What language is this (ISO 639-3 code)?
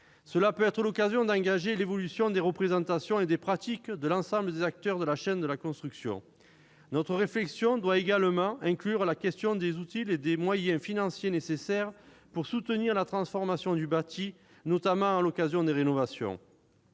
fra